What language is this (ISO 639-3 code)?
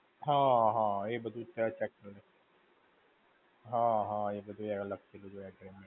guj